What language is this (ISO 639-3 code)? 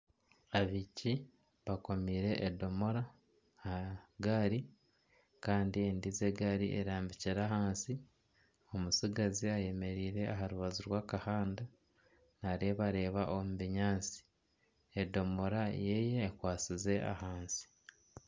nyn